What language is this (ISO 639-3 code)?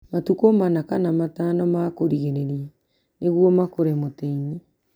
kik